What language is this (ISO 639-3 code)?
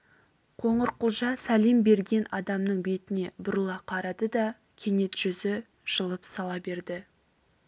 kaz